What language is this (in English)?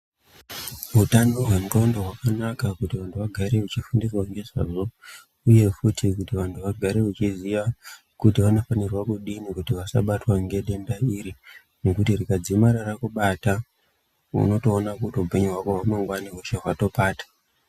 Ndau